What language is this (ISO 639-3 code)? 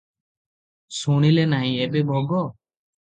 ori